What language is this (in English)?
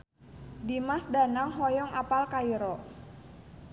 Sundanese